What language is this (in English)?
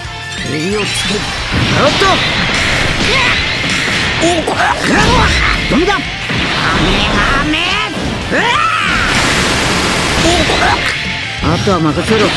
Japanese